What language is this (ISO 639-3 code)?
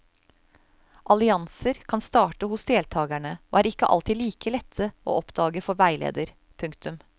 nor